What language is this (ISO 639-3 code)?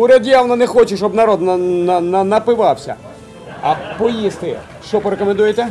ukr